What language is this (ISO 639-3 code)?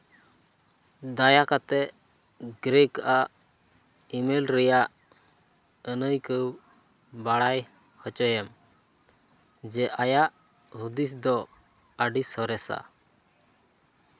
sat